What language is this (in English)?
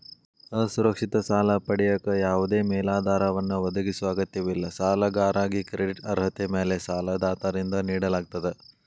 Kannada